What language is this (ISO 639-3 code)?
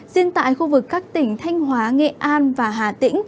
vie